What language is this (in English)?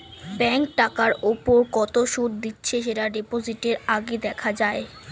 Bangla